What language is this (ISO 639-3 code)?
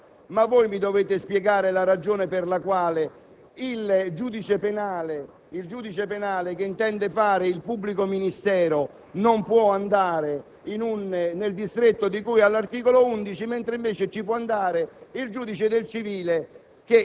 ita